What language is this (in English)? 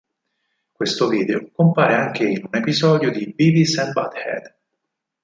Italian